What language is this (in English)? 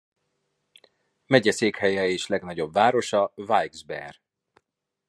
Hungarian